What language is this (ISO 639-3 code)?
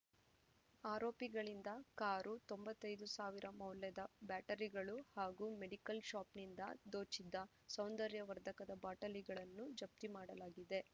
kan